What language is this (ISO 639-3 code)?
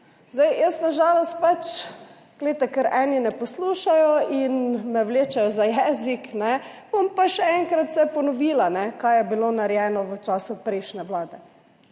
slv